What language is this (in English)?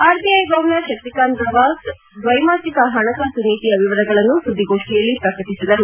Kannada